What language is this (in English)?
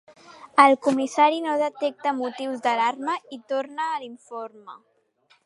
Catalan